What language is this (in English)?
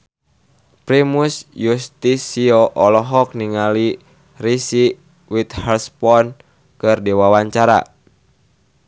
Sundanese